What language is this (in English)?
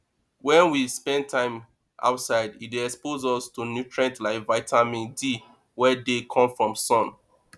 Nigerian Pidgin